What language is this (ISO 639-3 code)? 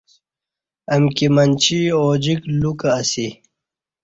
bsh